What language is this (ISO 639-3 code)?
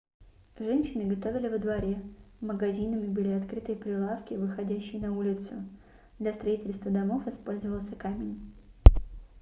rus